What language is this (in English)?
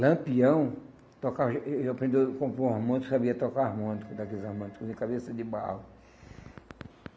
Portuguese